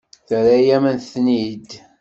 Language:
Kabyle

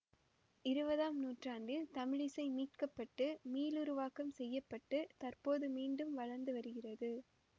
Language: Tamil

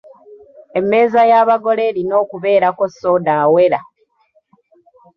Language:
Ganda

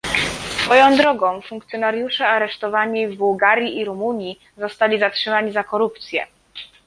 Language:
Polish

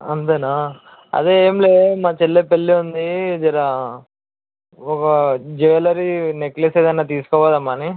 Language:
Telugu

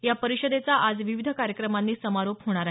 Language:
Marathi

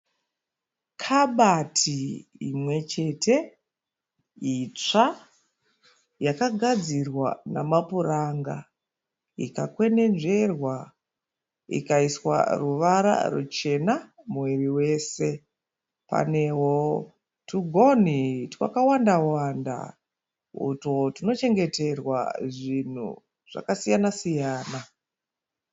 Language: Shona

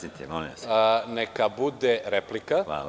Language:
Serbian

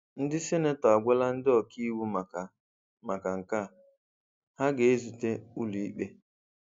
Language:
Igbo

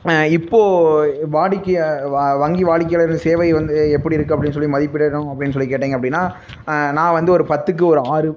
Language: Tamil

